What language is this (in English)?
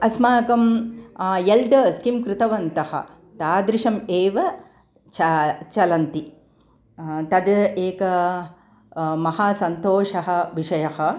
Sanskrit